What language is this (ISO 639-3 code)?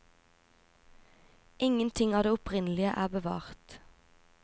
nor